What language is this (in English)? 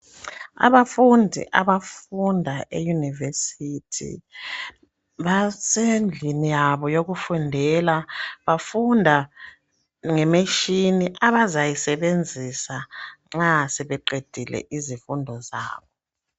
North Ndebele